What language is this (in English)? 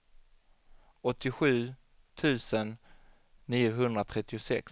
Swedish